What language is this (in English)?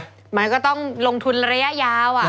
Thai